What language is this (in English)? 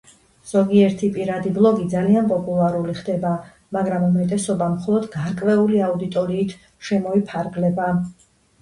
Georgian